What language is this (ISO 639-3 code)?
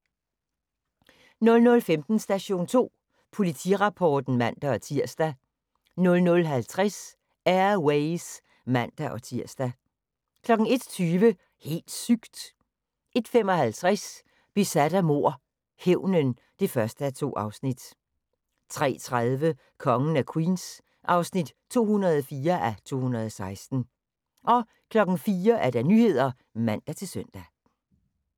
dan